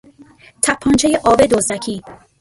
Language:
Persian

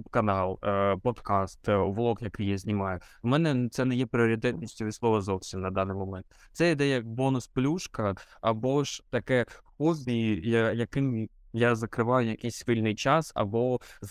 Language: Ukrainian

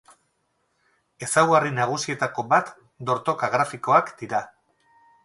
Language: Basque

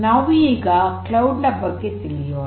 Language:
Kannada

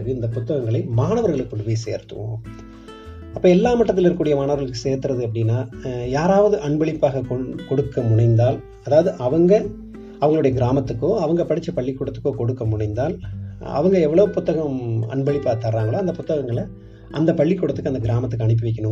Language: Tamil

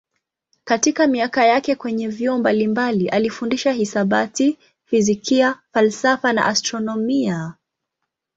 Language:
Swahili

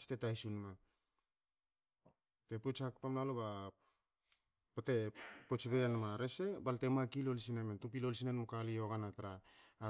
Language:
Hakö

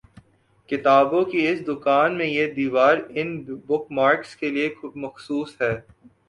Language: Urdu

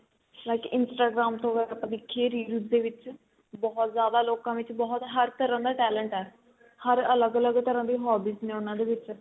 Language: Punjabi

